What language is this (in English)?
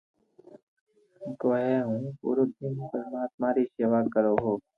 Loarki